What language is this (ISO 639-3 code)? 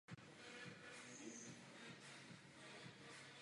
ces